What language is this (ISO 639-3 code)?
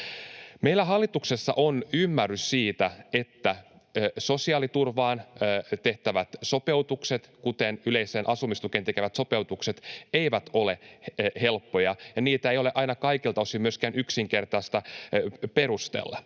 fin